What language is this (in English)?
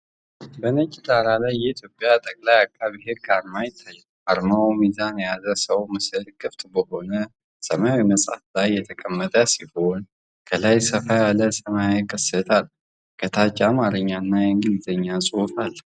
Amharic